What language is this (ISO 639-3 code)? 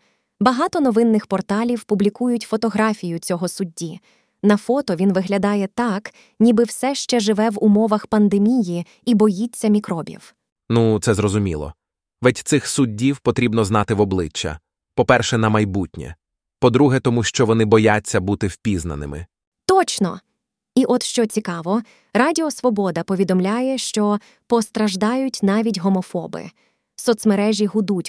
ukr